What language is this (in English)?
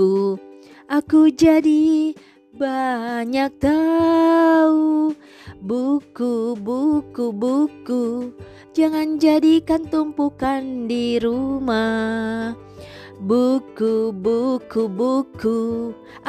Indonesian